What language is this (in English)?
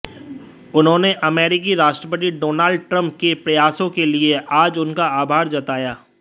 Hindi